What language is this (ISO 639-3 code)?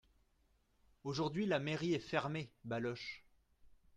fra